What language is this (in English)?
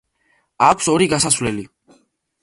Georgian